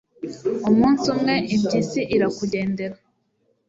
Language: Kinyarwanda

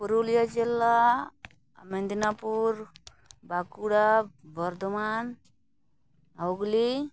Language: Santali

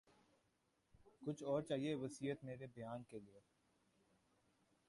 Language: Urdu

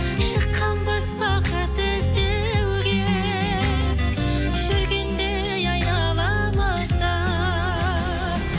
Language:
Kazakh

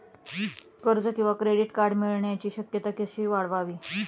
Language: Marathi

